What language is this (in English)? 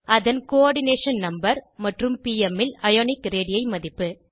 Tamil